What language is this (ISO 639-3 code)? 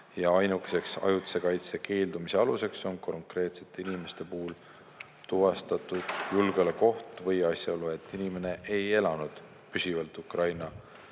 est